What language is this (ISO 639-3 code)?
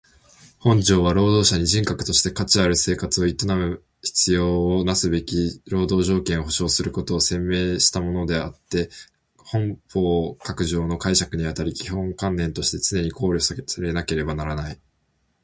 jpn